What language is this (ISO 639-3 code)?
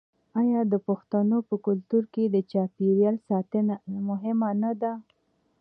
pus